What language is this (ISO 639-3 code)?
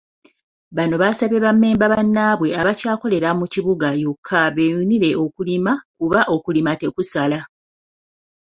lug